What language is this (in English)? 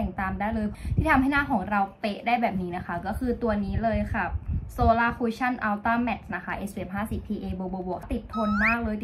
Thai